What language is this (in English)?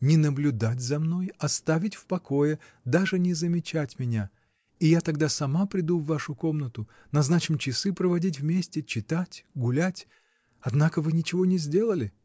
Russian